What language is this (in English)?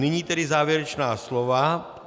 Czech